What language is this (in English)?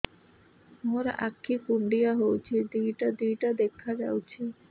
Odia